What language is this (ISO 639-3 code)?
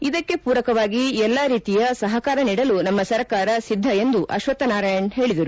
kan